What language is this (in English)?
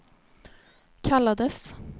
Swedish